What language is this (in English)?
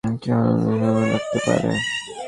Bangla